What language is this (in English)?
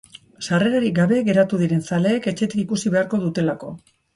Basque